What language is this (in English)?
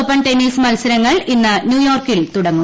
Malayalam